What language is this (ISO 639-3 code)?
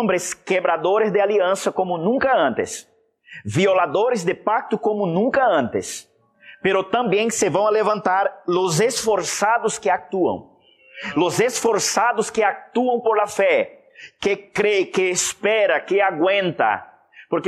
spa